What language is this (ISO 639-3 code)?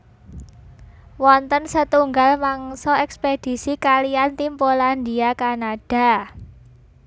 jav